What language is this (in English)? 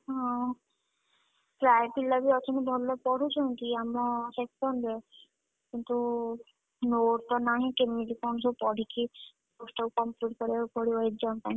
Odia